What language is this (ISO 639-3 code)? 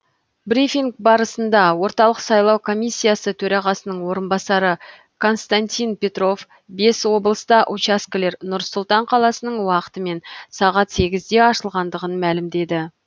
kaz